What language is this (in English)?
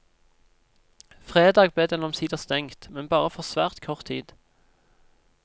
Norwegian